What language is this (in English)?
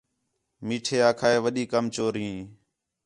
Khetrani